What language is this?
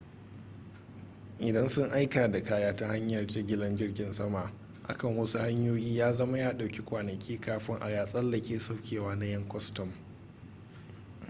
Hausa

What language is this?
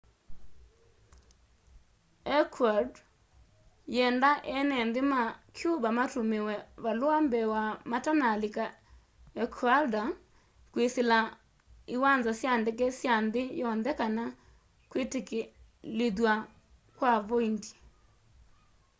Kamba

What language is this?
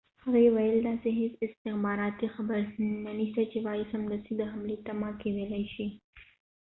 Pashto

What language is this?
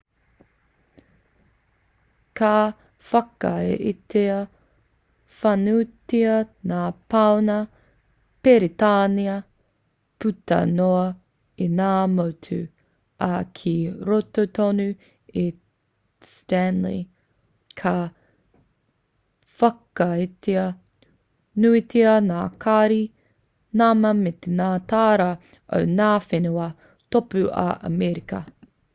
Māori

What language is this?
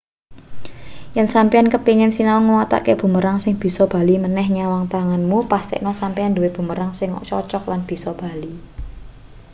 Javanese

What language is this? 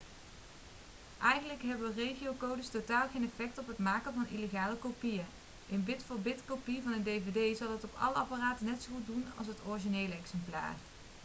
Dutch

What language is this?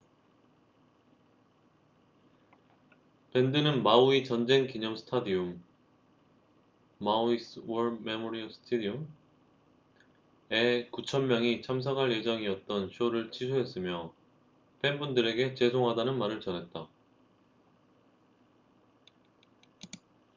Korean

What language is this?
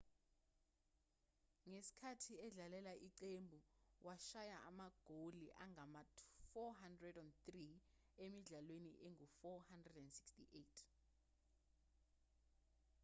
Zulu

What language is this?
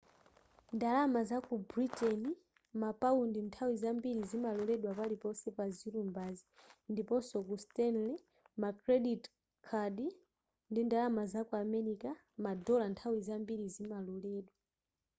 Nyanja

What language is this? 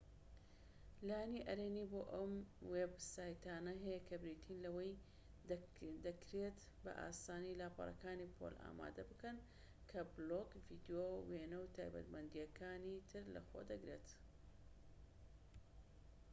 Central Kurdish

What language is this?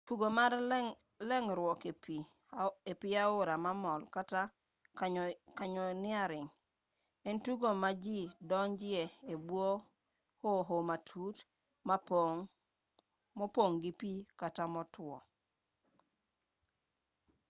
Luo (Kenya and Tanzania)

